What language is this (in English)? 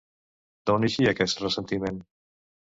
Catalan